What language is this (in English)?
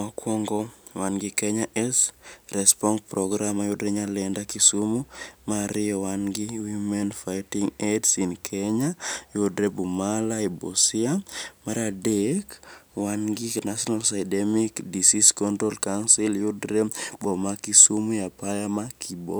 Luo (Kenya and Tanzania)